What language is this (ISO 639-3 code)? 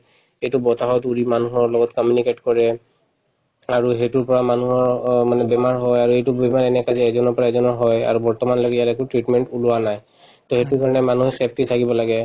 asm